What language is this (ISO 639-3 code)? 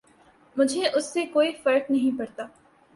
urd